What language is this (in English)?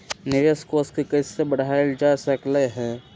Magahi